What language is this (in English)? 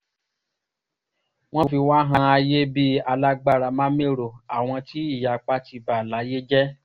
Yoruba